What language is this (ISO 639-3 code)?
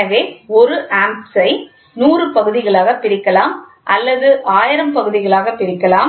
tam